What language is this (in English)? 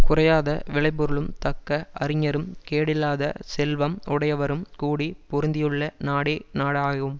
Tamil